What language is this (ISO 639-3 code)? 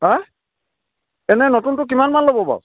asm